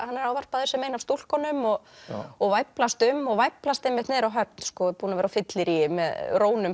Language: Icelandic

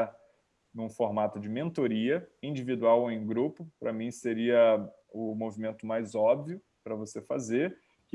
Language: Portuguese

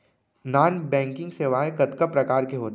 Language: Chhattisgarhi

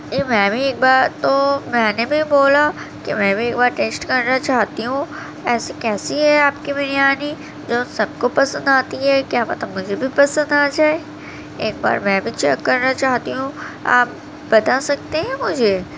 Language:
Urdu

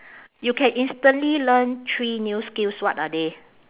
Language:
English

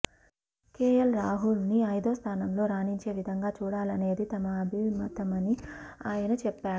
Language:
Telugu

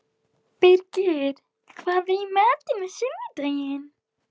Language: Icelandic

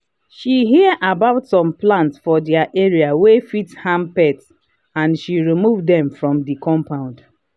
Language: Nigerian Pidgin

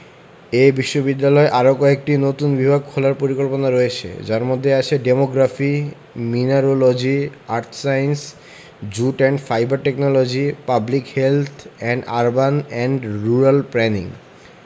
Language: Bangla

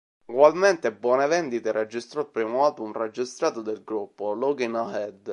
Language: Italian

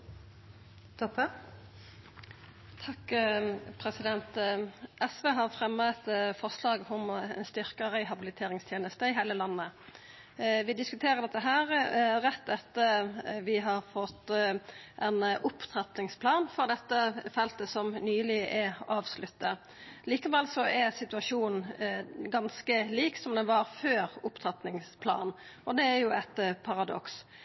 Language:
Norwegian Nynorsk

